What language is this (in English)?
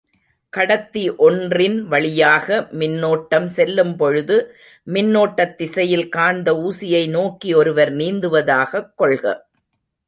Tamil